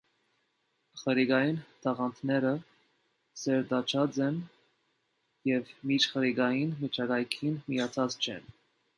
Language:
Armenian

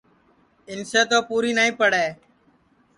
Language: Sansi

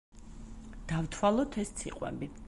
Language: Georgian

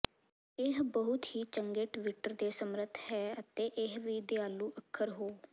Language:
Punjabi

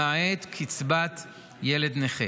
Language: Hebrew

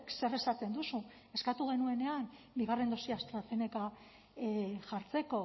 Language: Basque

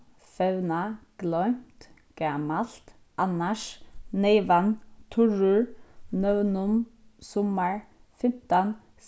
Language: Faroese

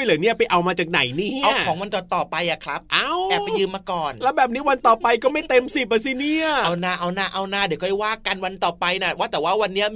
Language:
Thai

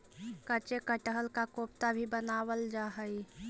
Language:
Magahi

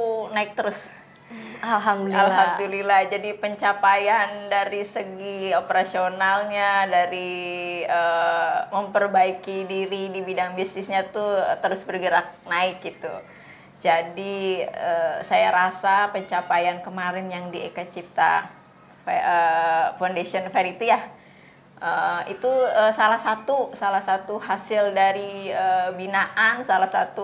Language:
Indonesian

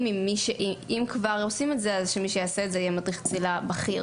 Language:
Hebrew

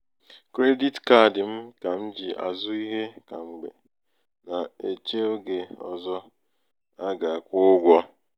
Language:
Igbo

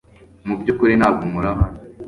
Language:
Kinyarwanda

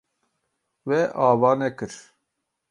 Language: Kurdish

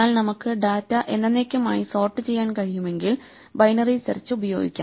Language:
Malayalam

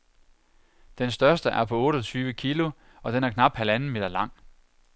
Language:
Danish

